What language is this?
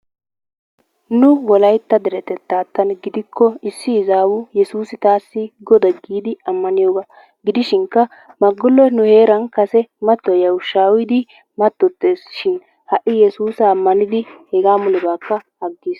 Wolaytta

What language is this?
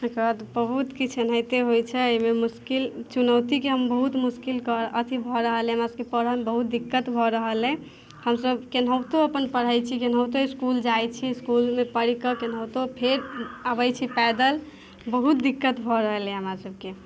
Maithili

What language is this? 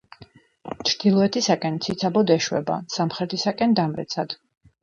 Georgian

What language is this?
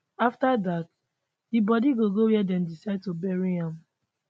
Nigerian Pidgin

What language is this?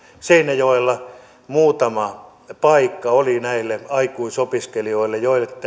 Finnish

